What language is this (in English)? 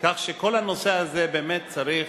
Hebrew